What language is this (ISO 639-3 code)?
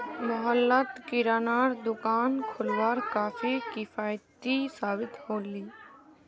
mag